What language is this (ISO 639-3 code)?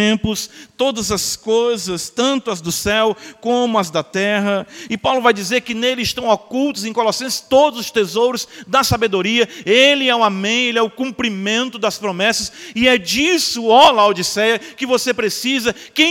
por